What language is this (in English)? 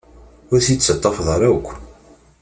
Kabyle